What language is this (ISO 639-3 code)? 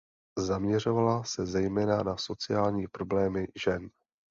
ces